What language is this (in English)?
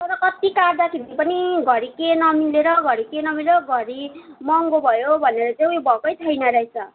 Nepali